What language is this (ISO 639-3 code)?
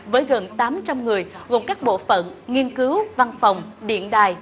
vie